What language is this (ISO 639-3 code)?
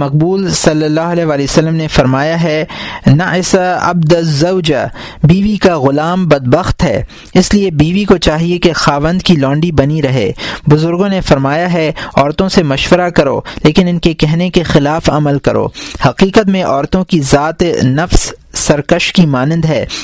urd